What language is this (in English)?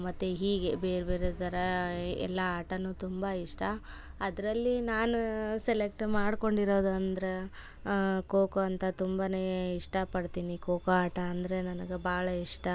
Kannada